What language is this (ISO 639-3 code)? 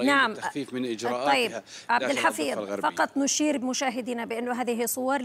ara